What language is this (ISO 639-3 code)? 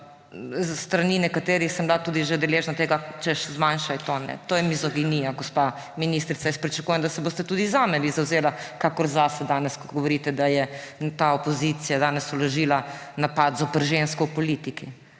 slv